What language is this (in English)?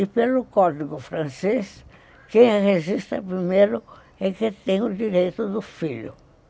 Portuguese